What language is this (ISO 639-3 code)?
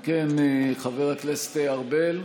heb